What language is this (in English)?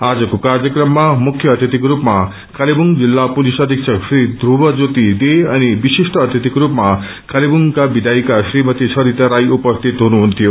Nepali